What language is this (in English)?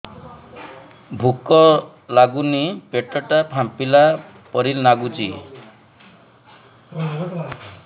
Odia